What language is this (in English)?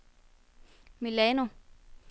Danish